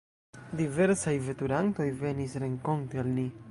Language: Esperanto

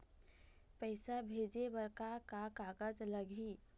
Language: Chhattisgarhi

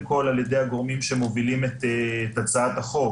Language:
Hebrew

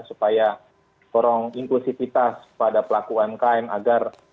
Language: Indonesian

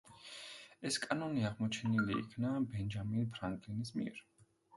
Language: Georgian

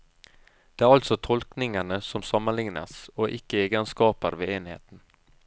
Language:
Norwegian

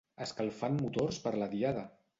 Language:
Catalan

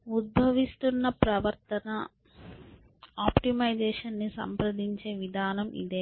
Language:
Telugu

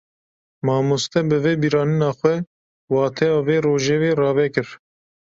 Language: Kurdish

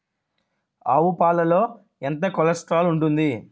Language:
Telugu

